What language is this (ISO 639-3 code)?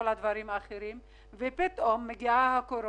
heb